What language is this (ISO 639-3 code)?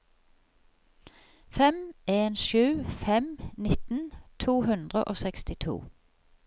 nor